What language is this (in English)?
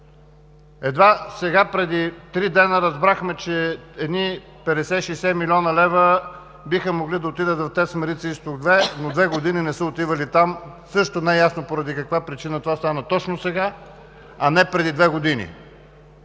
Bulgarian